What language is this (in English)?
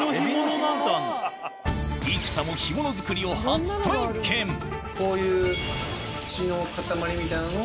Japanese